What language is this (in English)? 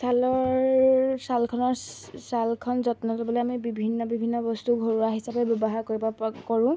Assamese